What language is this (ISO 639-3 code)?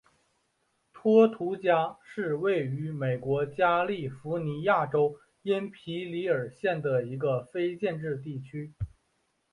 zho